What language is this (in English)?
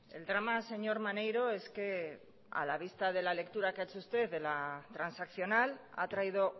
Spanish